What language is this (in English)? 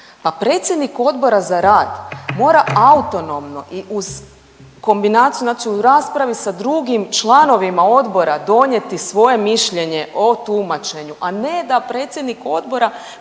Croatian